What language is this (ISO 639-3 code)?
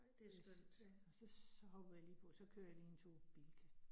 dan